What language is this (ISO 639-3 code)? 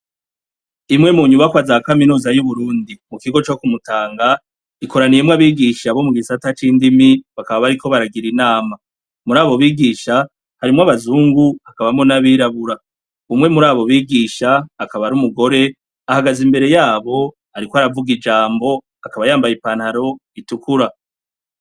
run